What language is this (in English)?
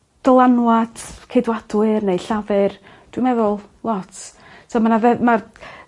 Welsh